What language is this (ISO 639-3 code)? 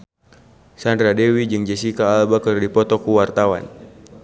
sun